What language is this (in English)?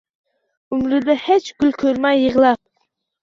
Uzbek